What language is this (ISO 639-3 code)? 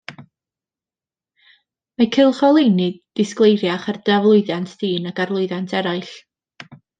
cym